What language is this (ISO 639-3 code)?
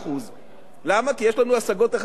heb